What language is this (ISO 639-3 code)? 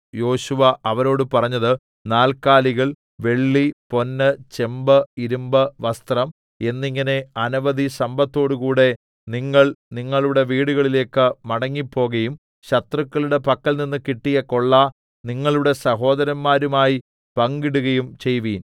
mal